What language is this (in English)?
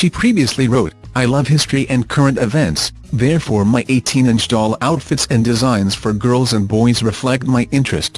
English